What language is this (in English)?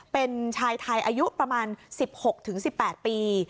Thai